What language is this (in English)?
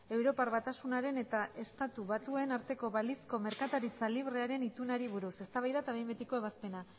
Basque